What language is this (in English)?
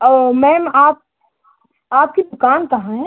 Hindi